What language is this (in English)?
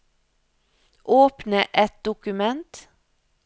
Norwegian